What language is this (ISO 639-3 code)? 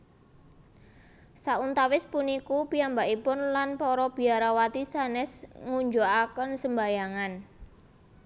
jav